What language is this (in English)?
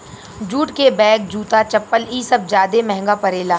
Bhojpuri